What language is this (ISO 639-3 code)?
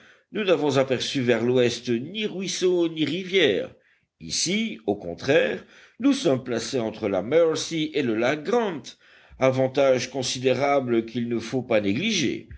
fra